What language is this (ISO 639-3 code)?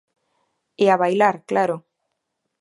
glg